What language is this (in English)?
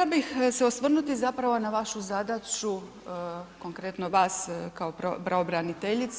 Croatian